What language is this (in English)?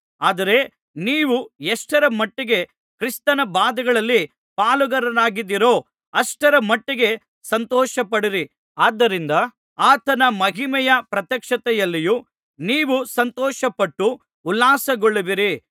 Kannada